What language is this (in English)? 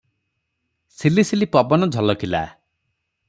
Odia